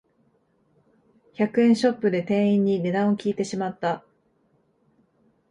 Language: Japanese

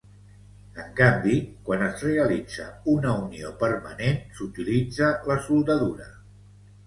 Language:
Catalan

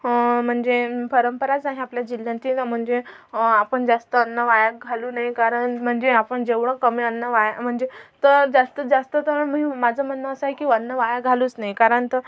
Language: Marathi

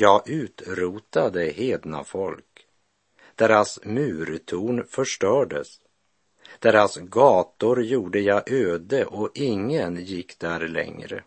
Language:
Swedish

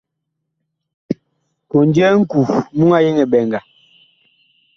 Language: Bakoko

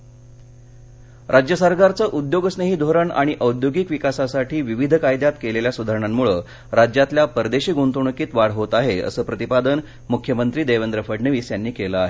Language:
Marathi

